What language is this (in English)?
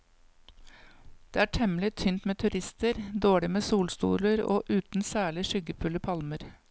Norwegian